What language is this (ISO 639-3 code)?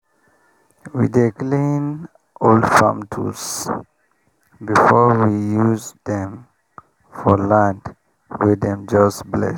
pcm